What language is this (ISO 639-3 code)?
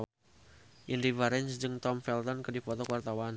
sun